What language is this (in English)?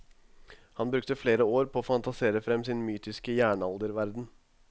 Norwegian